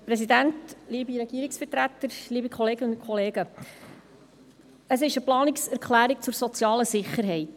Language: Swiss German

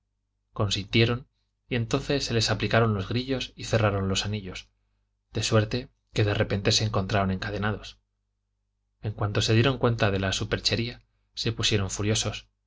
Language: Spanish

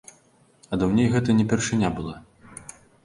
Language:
Belarusian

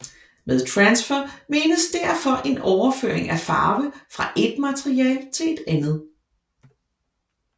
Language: Danish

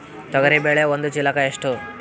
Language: Kannada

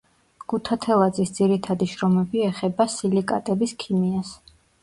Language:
Georgian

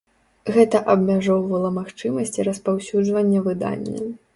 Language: Belarusian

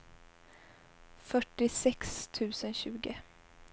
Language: Swedish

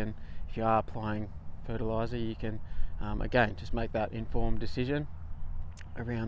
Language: English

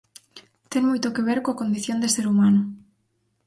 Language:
Galician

